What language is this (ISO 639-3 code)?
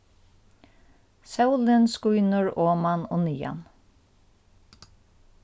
fao